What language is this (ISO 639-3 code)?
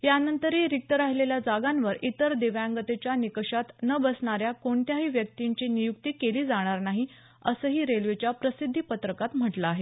mar